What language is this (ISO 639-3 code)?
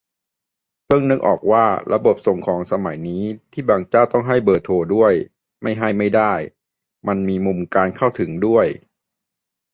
tha